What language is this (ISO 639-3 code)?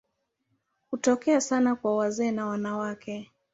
swa